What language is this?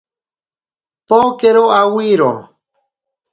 Ashéninka Perené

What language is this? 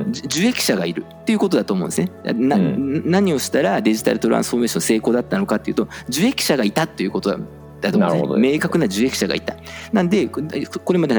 Japanese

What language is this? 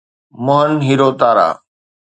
Sindhi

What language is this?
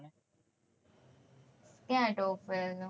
Gujarati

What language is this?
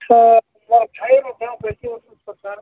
Odia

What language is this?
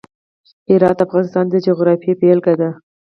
Pashto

